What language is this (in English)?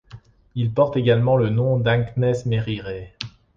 French